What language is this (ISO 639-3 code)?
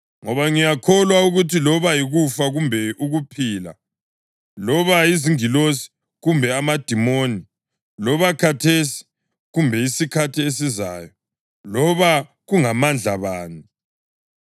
nde